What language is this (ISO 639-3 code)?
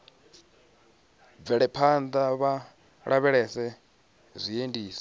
ven